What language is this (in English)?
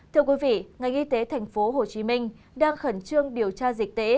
Vietnamese